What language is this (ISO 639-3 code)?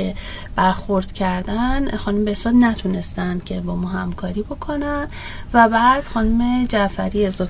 fas